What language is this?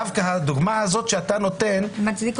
Hebrew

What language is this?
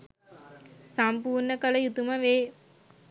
Sinhala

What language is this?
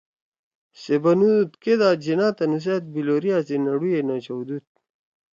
Torwali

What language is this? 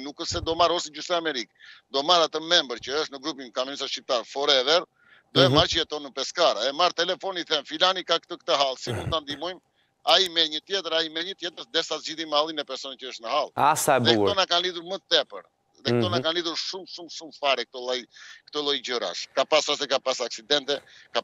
Romanian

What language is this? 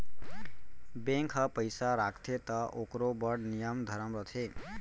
Chhattisgarhi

